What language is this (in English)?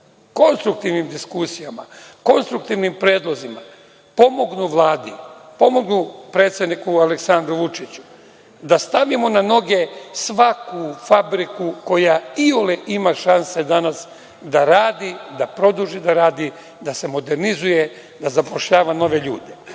Serbian